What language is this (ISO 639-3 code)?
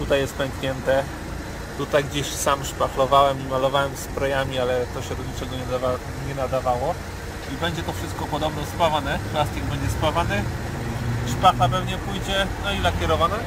pol